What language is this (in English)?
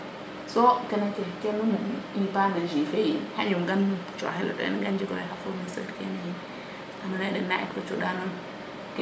Serer